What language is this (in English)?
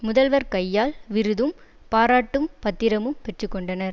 Tamil